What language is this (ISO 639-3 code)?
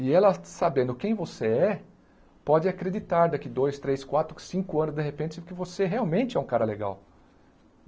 por